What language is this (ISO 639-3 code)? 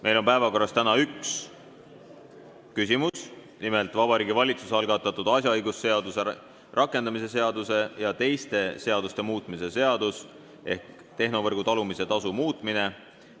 est